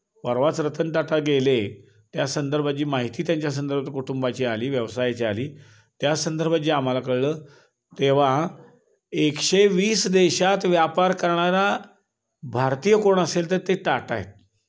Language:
Marathi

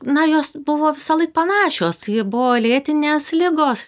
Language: Lithuanian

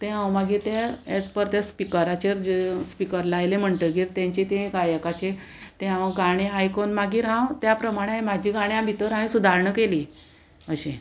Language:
Konkani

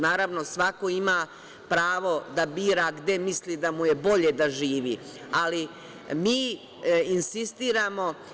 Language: Serbian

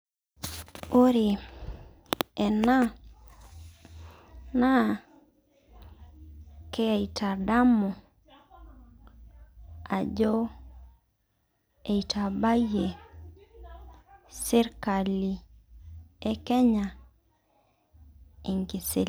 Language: Masai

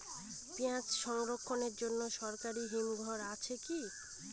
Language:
Bangla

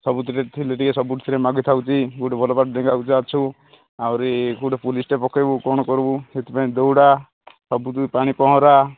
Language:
Odia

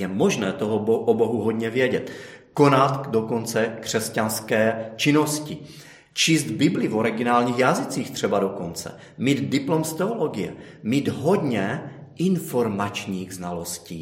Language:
Czech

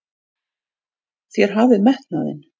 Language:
Icelandic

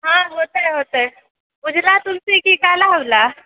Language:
Maithili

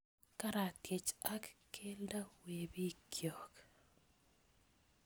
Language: Kalenjin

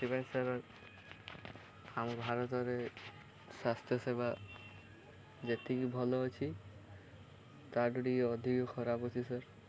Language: Odia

